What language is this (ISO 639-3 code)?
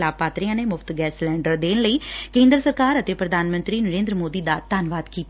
pan